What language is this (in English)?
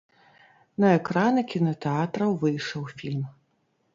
Belarusian